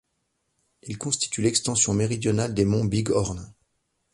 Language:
French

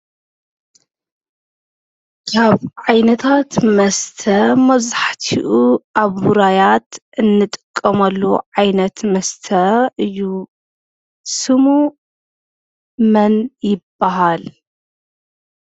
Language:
Tigrinya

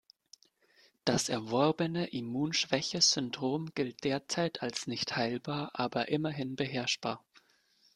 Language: German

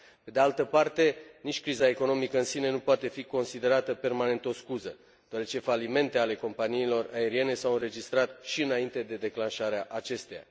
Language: Romanian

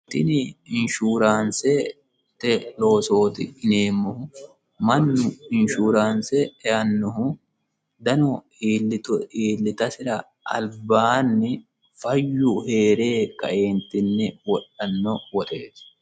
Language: Sidamo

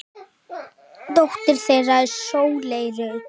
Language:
Icelandic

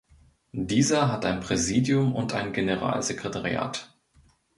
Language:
German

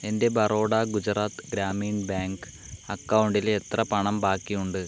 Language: Malayalam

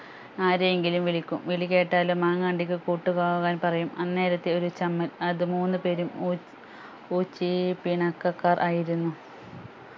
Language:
Malayalam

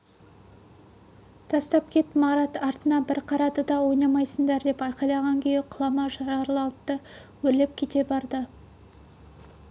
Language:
Kazakh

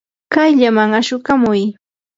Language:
Yanahuanca Pasco Quechua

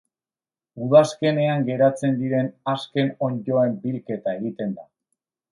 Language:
Basque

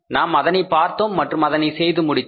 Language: Tamil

